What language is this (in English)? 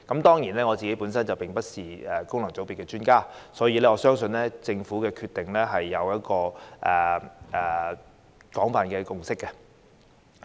Cantonese